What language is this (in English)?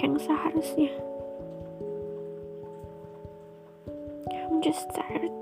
Indonesian